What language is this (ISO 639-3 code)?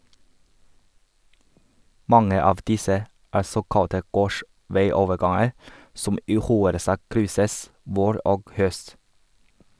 nor